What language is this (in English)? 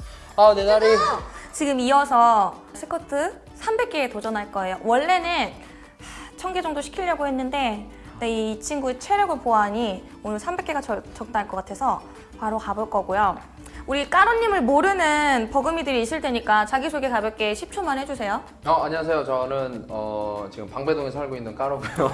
Korean